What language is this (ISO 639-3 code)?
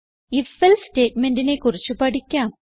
mal